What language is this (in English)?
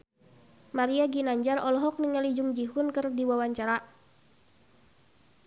Sundanese